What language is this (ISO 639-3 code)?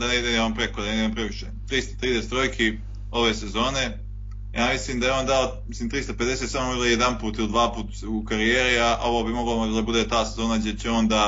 hrv